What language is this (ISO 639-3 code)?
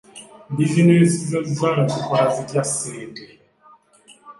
lug